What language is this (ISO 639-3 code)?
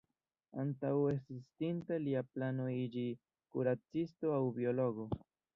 epo